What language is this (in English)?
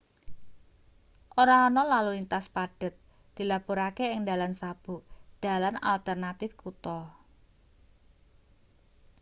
Javanese